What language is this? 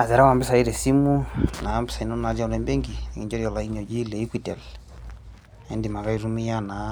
Masai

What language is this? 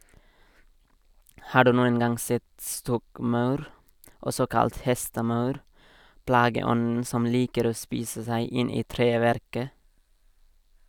Norwegian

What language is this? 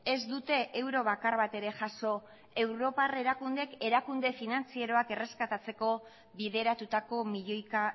Basque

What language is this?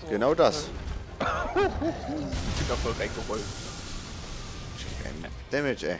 German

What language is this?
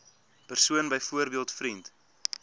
Afrikaans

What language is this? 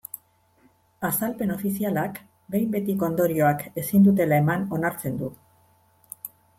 Basque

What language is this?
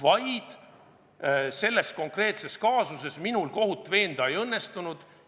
Estonian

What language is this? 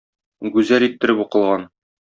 Tatar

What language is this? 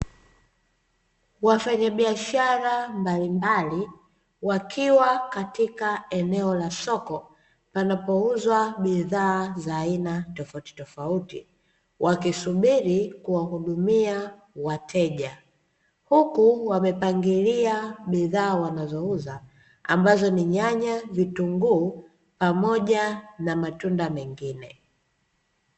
Swahili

